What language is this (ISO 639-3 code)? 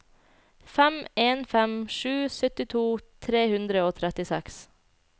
nor